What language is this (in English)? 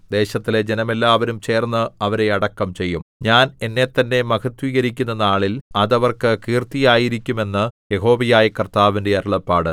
Malayalam